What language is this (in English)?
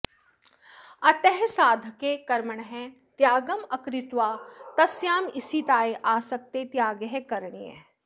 Sanskrit